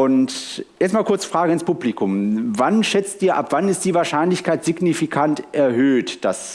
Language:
German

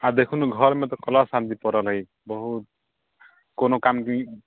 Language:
Maithili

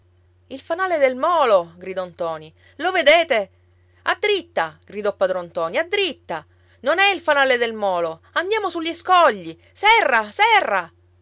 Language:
Italian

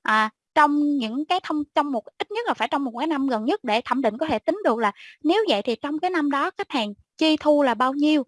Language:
Vietnamese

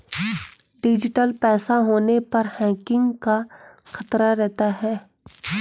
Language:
Hindi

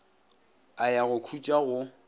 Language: Northern Sotho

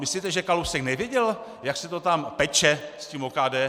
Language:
Czech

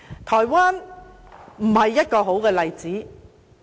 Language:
Cantonese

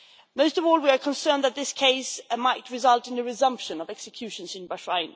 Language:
English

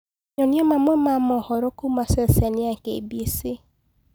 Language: Kikuyu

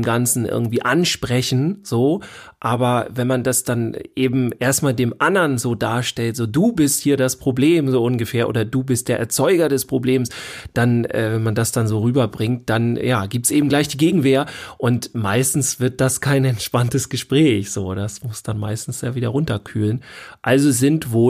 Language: German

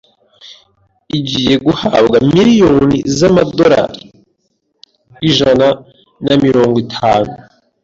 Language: Kinyarwanda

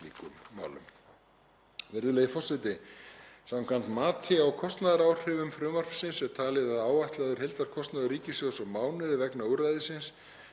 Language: Icelandic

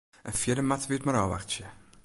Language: Western Frisian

